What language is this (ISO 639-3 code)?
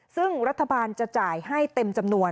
tha